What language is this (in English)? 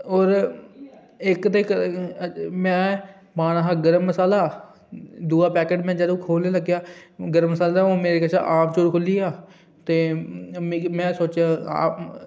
Dogri